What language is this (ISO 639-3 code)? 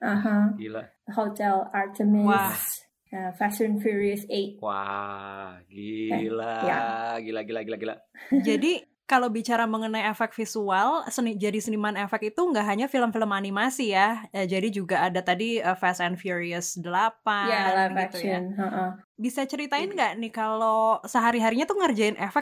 ind